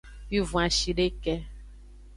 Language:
Aja (Benin)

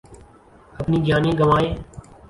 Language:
Urdu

